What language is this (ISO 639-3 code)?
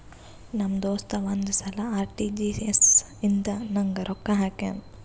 kan